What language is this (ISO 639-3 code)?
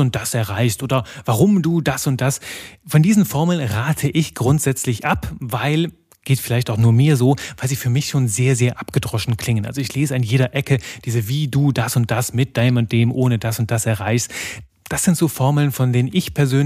deu